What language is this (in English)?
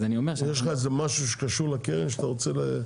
Hebrew